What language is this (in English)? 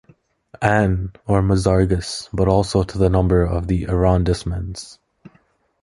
English